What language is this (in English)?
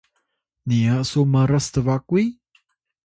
Atayal